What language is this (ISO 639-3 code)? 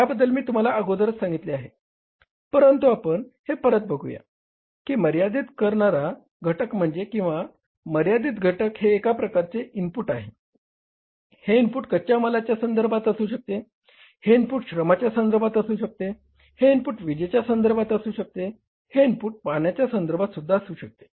mar